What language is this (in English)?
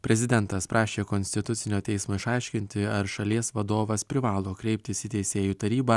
Lithuanian